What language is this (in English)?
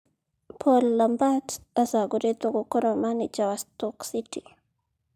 Kikuyu